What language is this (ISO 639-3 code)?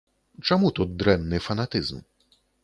bel